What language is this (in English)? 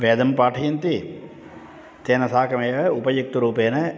Sanskrit